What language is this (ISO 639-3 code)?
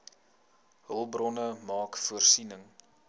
afr